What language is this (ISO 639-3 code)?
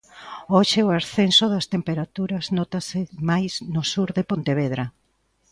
glg